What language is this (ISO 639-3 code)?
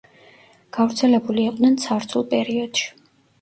kat